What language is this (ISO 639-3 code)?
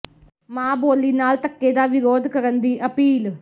pan